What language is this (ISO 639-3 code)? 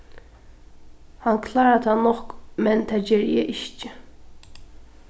fao